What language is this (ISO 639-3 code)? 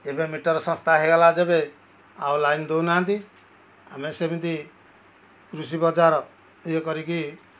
ori